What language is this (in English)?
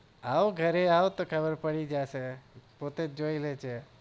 Gujarati